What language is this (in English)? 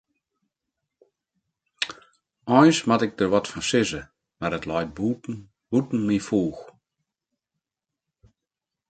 Western Frisian